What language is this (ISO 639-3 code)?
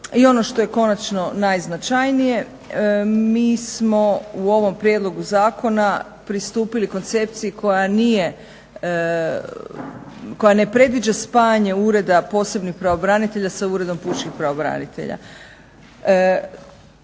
hrv